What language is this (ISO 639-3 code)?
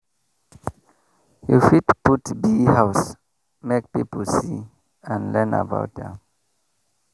pcm